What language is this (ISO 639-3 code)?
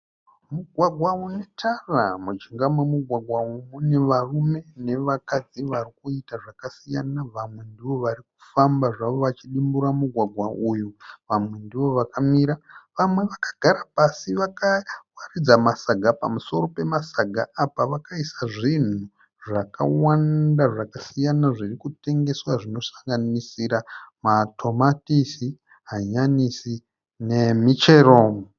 sna